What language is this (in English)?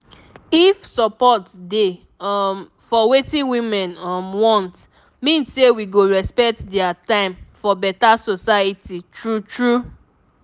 Nigerian Pidgin